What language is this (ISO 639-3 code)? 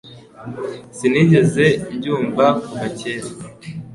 kin